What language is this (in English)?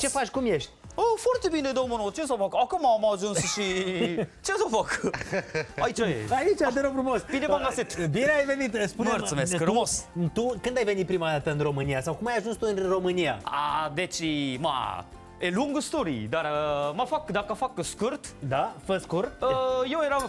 Romanian